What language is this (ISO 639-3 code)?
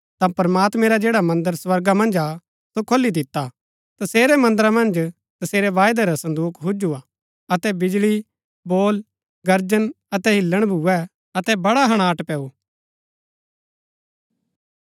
gbk